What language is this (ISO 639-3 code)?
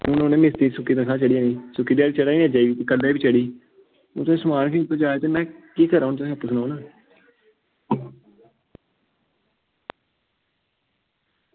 doi